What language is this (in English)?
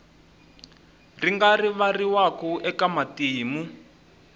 Tsonga